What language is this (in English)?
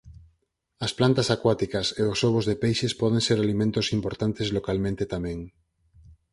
Galician